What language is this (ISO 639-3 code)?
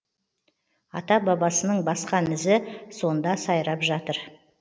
kaz